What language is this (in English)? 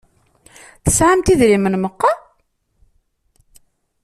Kabyle